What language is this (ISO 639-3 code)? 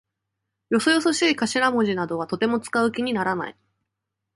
jpn